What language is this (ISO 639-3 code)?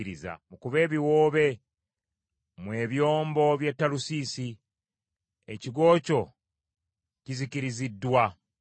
lug